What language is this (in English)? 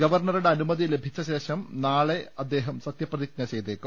Malayalam